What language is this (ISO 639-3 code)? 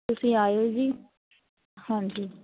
pan